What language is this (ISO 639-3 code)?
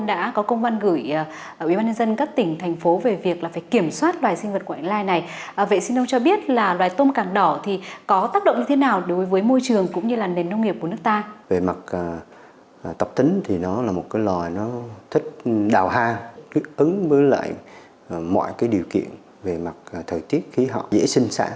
vie